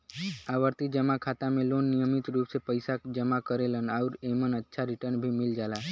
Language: Bhojpuri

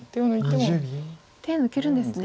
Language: Japanese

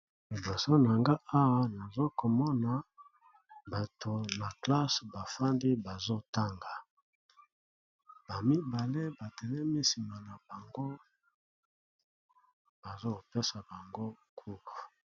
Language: Lingala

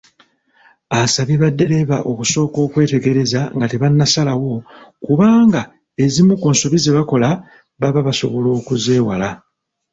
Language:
Ganda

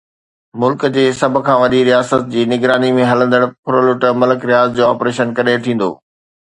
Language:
Sindhi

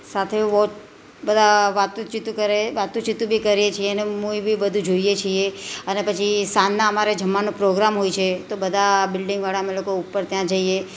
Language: Gujarati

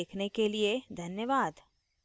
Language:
Hindi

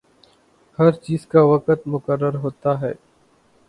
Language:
Urdu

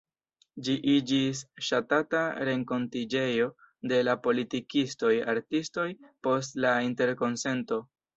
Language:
Esperanto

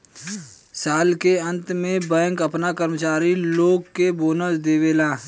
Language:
Bhojpuri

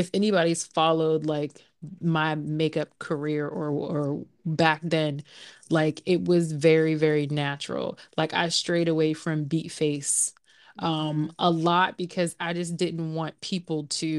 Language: English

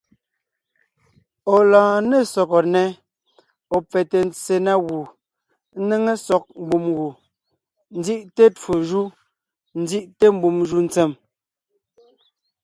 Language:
Ngiemboon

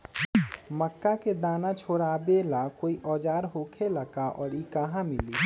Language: Magahi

